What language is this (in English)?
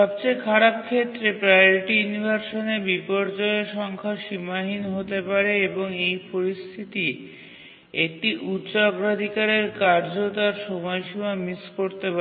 Bangla